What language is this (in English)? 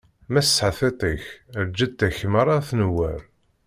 Kabyle